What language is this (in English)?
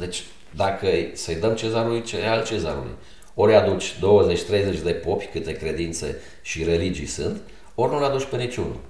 Romanian